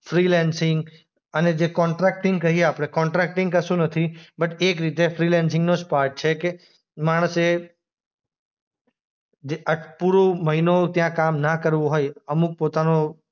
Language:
Gujarati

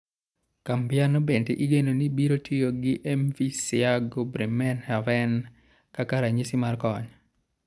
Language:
Luo (Kenya and Tanzania)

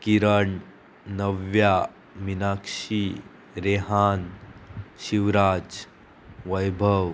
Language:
Konkani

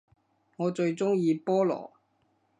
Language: Cantonese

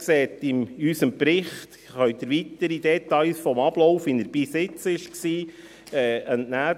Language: Swiss German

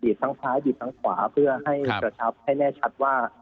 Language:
Thai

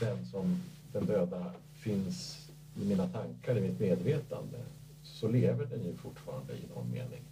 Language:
Swedish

